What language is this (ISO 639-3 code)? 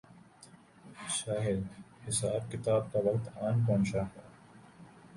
urd